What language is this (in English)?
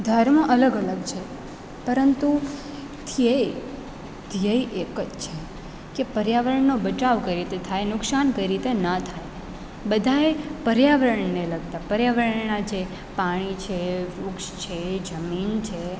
Gujarati